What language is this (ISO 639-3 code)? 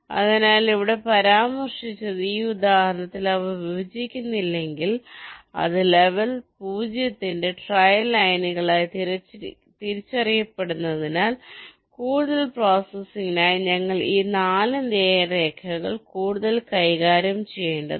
mal